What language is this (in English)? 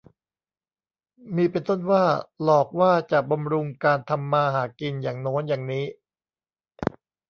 Thai